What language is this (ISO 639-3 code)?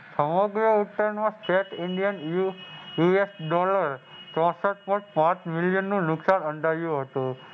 guj